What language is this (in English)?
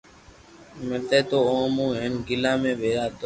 Loarki